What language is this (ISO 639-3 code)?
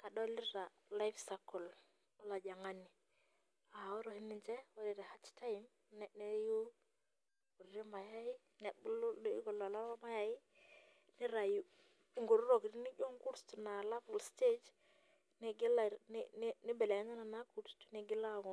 mas